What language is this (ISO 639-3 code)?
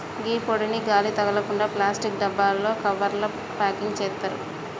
tel